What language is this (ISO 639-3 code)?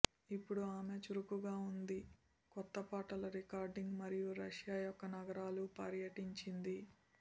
tel